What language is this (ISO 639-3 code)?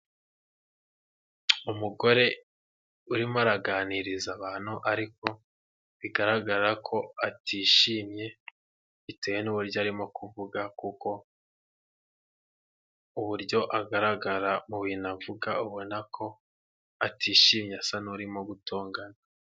kin